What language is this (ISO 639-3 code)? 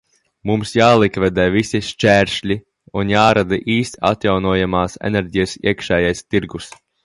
lav